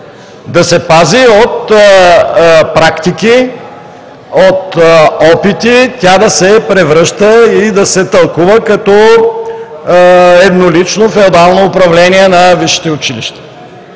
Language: Bulgarian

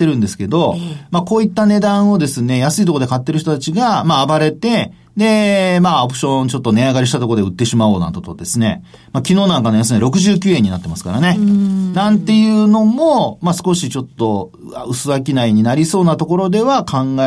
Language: Japanese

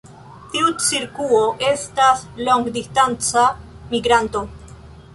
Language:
Esperanto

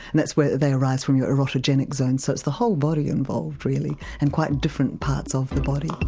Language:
English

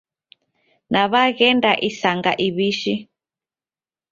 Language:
Taita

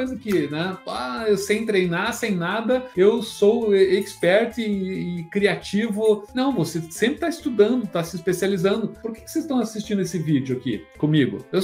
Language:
Portuguese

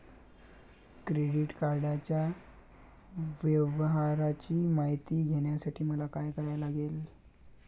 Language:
Marathi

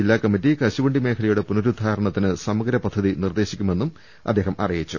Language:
Malayalam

